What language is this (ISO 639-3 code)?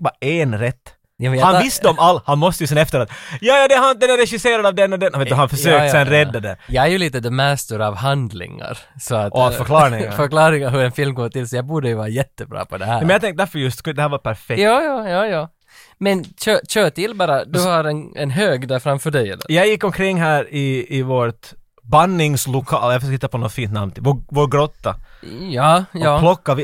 swe